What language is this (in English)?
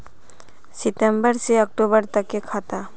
Magahi